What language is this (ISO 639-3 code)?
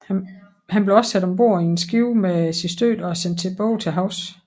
dan